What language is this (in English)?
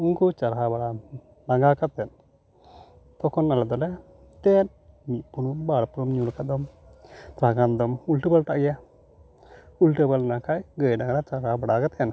Santali